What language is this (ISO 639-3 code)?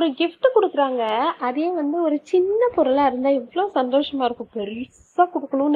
tam